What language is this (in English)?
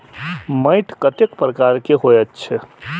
Maithili